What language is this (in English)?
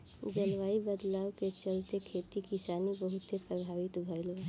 Bhojpuri